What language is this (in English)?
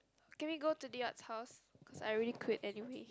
English